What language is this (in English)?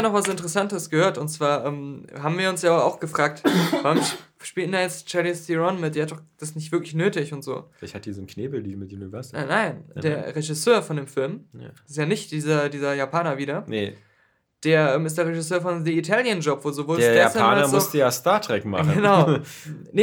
German